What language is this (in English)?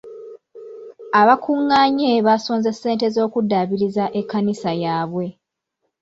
Ganda